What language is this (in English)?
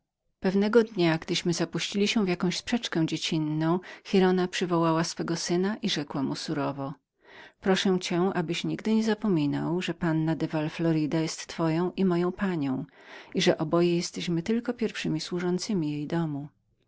Polish